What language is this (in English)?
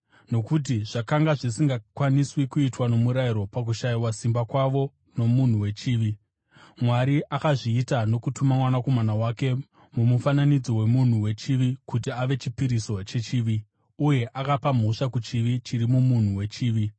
Shona